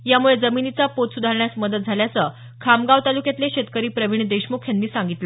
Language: Marathi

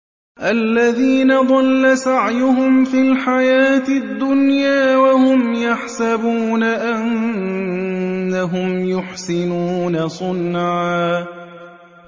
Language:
Arabic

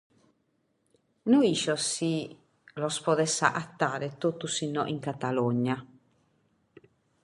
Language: Sardinian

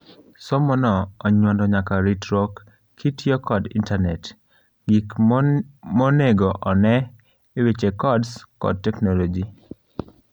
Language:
Luo (Kenya and Tanzania)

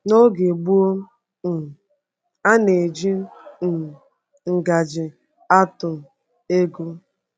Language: Igbo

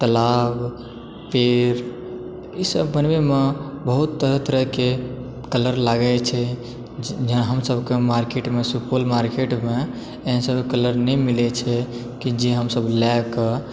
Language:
Maithili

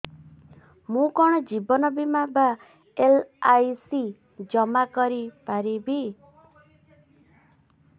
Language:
Odia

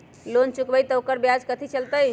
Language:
Magahi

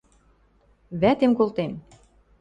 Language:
Western Mari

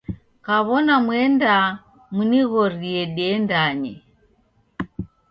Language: Taita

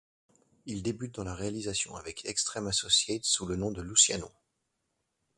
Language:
French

